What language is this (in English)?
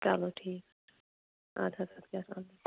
Kashmiri